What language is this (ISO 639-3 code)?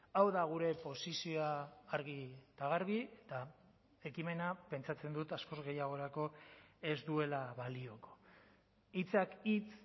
eus